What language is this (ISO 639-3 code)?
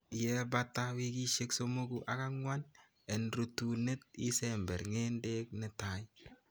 kln